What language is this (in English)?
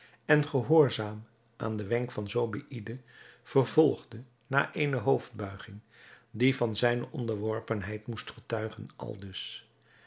Dutch